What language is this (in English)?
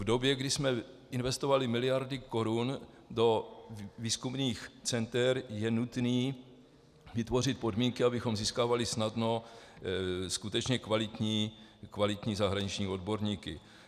Czech